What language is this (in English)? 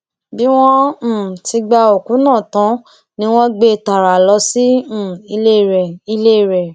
Yoruba